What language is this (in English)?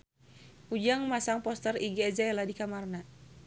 Sundanese